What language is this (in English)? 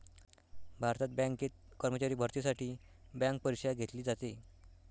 Marathi